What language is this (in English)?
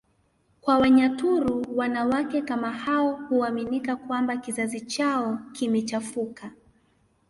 Swahili